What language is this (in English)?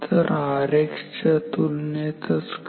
Marathi